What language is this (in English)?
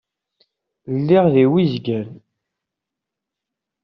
Kabyle